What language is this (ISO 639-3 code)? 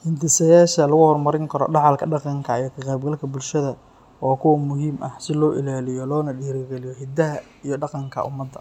som